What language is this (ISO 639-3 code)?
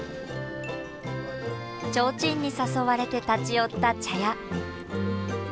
jpn